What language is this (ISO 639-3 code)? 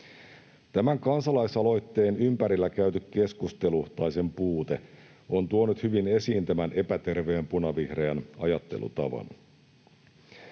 fin